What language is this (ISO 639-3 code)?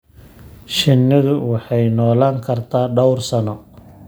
som